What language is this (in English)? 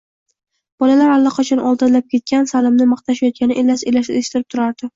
Uzbek